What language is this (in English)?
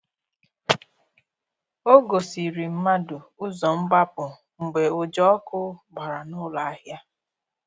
Igbo